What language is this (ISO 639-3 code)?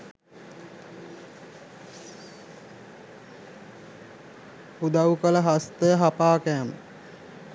sin